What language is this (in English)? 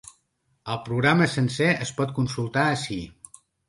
Catalan